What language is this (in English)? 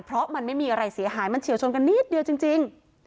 Thai